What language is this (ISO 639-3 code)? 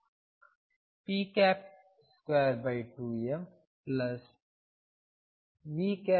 kan